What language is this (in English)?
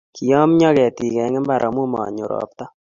Kalenjin